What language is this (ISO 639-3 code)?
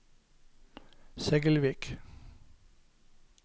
nor